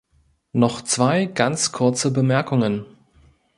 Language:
German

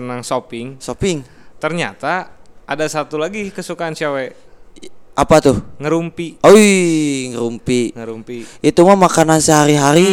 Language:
Indonesian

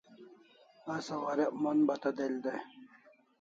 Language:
Kalasha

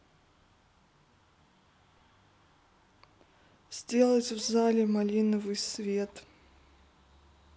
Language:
Russian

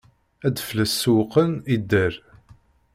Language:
Kabyle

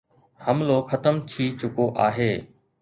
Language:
Sindhi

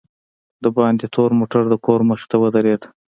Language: Pashto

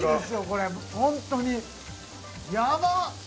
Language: Japanese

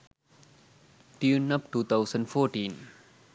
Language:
Sinhala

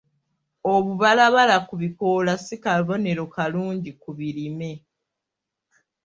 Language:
Ganda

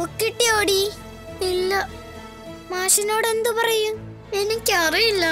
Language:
Korean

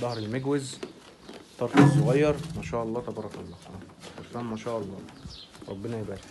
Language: Arabic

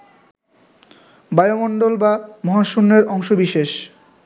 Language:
Bangla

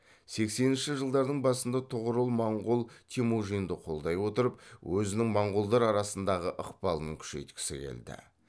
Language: Kazakh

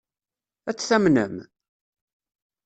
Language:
Kabyle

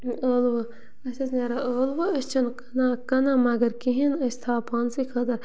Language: Kashmiri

